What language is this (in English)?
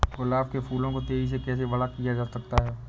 Hindi